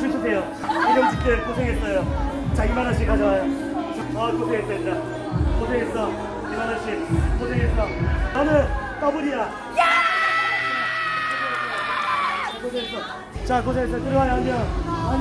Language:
Korean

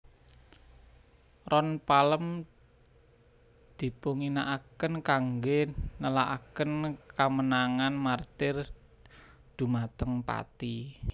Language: Javanese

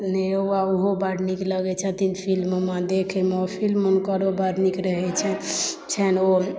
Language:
Maithili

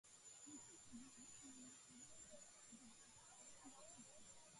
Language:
Georgian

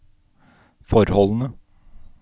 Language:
Norwegian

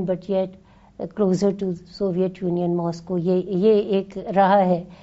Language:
Urdu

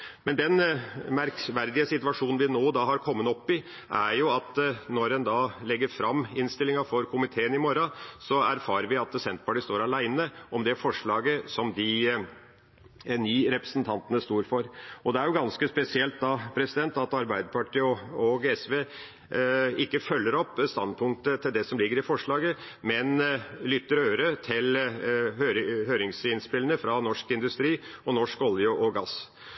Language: Norwegian Bokmål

